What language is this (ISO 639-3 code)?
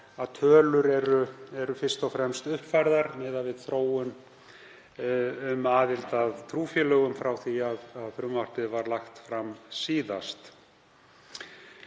isl